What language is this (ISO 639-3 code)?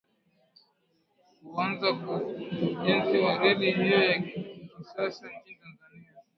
swa